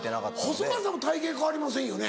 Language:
Japanese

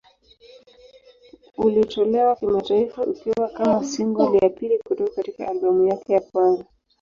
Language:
Swahili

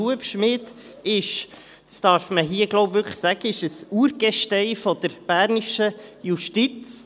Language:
Swiss German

